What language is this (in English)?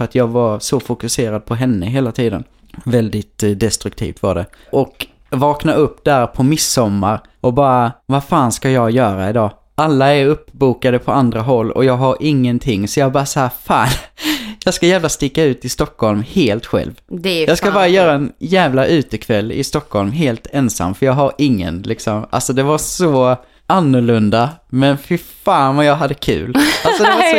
Swedish